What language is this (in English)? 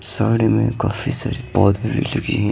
Hindi